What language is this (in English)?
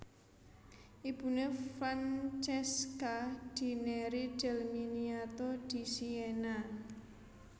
Javanese